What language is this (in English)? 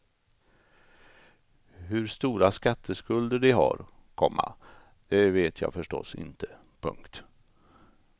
Swedish